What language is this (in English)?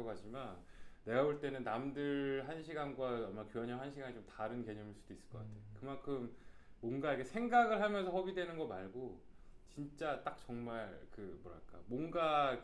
Korean